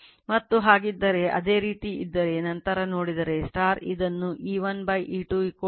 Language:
Kannada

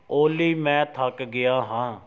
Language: Punjabi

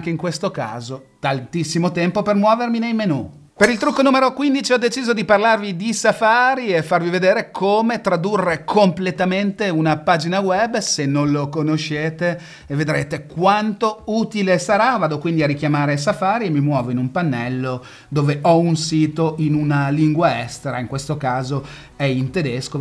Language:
Italian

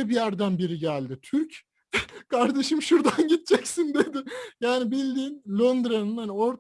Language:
Turkish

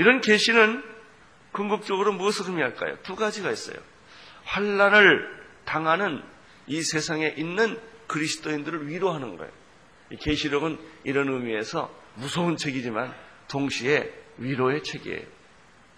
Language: Korean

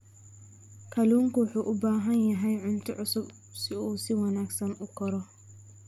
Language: Somali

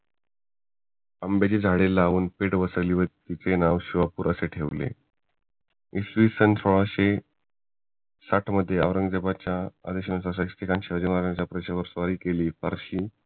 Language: Marathi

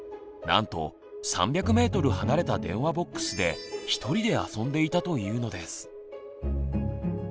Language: Japanese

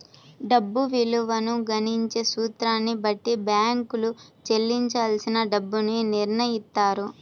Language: Telugu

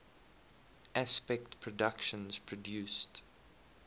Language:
English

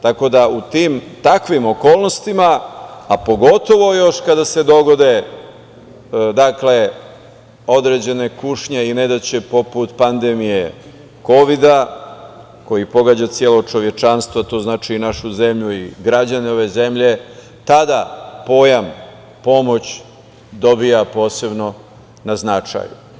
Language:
Serbian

